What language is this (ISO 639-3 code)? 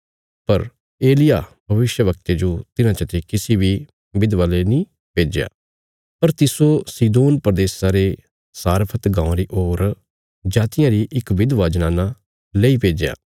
kfs